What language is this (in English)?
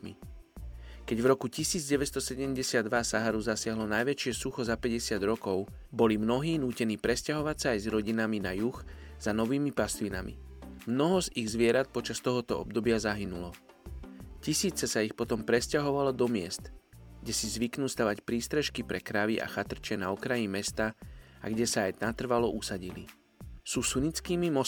Slovak